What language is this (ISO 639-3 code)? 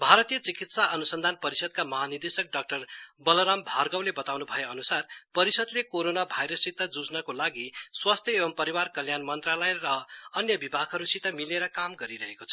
nep